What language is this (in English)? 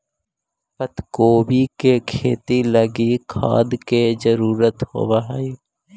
Magahi